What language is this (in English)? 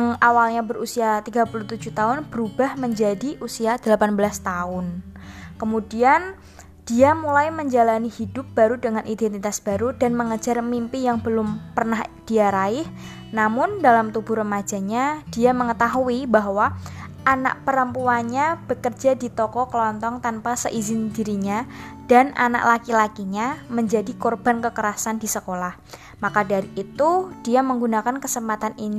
Indonesian